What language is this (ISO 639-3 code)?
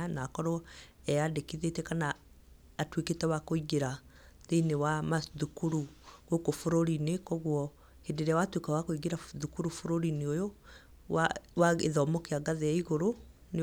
kik